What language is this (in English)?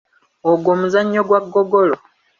Ganda